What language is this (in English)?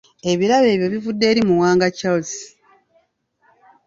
Ganda